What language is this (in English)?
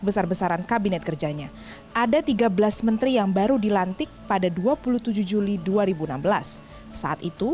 Indonesian